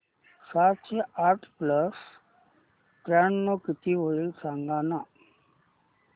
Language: Marathi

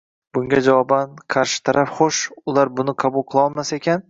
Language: Uzbek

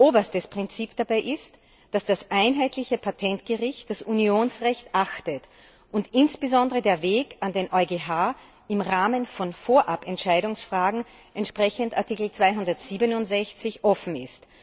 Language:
German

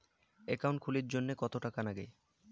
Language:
Bangla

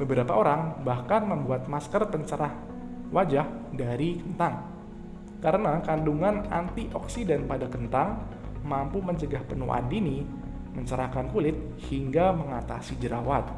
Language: Indonesian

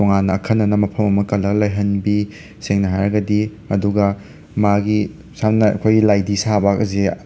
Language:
Manipuri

